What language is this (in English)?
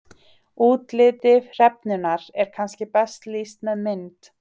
Icelandic